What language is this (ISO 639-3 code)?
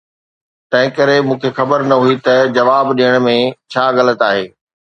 snd